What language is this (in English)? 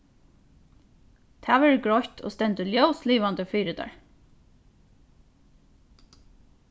Faroese